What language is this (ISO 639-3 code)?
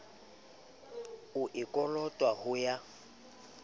sot